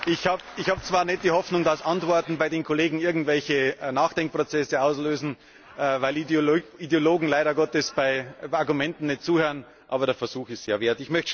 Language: German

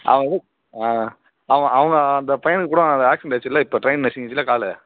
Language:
Tamil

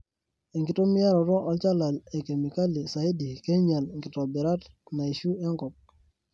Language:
Masai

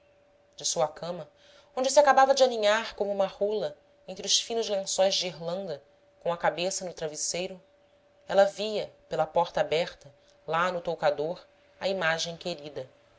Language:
Portuguese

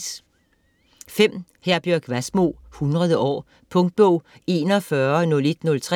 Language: Danish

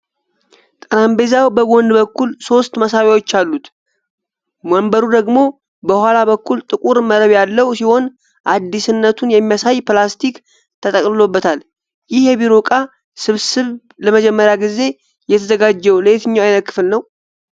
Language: Amharic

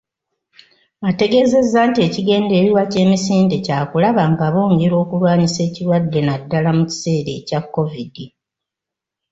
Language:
Ganda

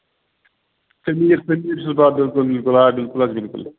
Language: Kashmiri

